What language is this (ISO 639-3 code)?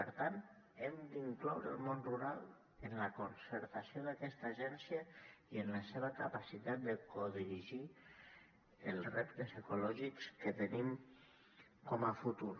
cat